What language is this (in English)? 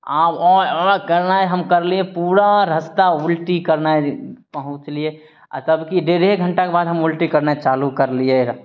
Maithili